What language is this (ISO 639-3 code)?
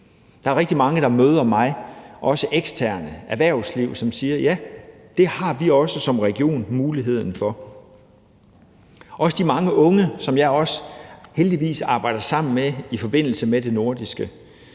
dan